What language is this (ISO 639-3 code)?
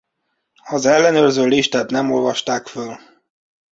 hun